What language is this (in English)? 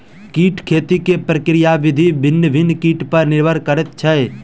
Maithili